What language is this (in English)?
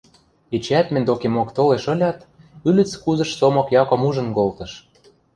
Western Mari